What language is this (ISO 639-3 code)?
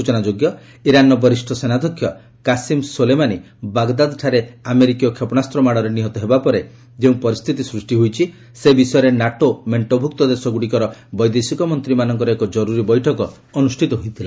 ori